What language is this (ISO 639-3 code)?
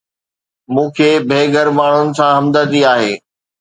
snd